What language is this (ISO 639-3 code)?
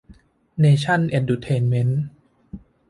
tha